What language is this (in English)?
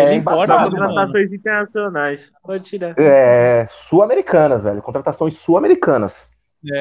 Portuguese